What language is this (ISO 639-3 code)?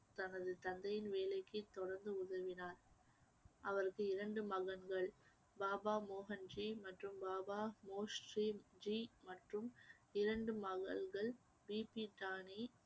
tam